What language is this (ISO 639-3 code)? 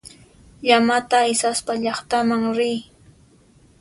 qxp